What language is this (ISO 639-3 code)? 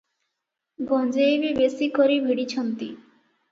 ori